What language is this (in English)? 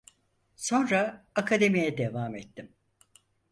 Turkish